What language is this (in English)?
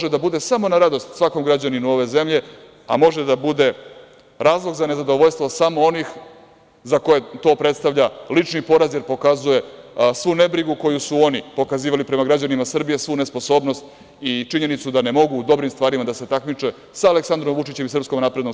Serbian